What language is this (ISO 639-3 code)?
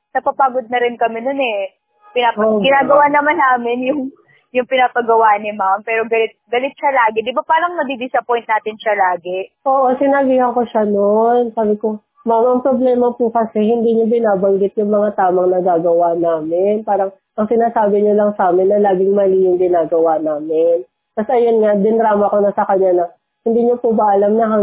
fil